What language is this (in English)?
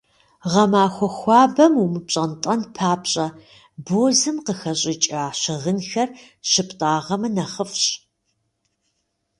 Kabardian